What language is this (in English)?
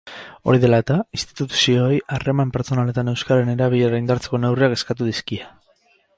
Basque